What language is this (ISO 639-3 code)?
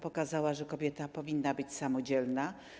pol